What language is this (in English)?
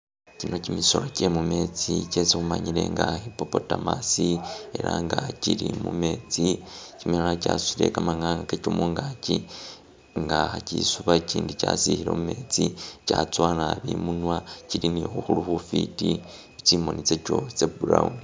Masaaba